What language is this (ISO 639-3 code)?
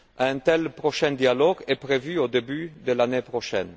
fra